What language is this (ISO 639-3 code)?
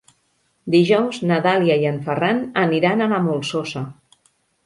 cat